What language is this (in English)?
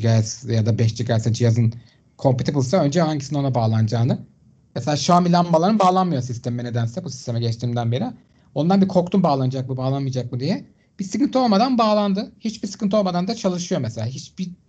Turkish